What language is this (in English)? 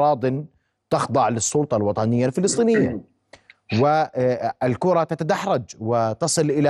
Arabic